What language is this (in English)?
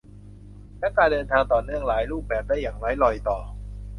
Thai